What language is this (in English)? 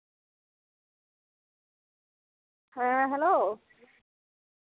Santali